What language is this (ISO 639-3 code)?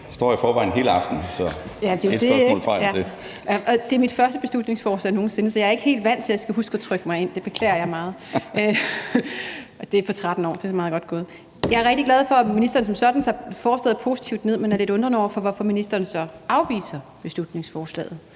dan